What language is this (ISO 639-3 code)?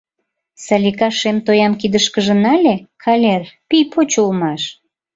chm